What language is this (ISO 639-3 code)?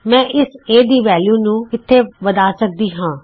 pan